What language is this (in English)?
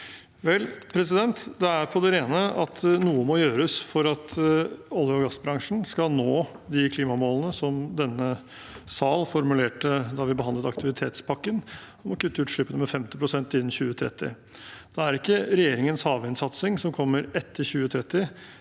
Norwegian